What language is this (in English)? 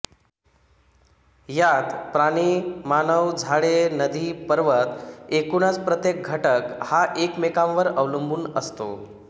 Marathi